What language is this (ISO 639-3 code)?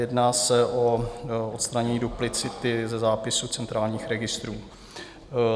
ces